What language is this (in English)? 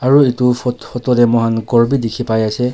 Naga Pidgin